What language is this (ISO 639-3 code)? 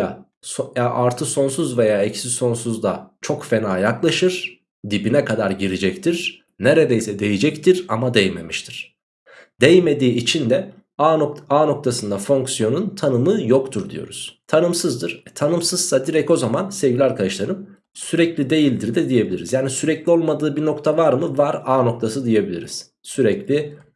tur